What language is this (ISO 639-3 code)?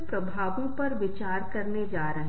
hin